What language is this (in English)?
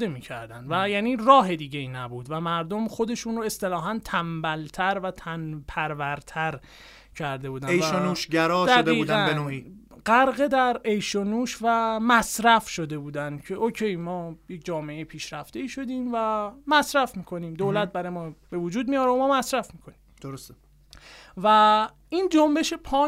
Persian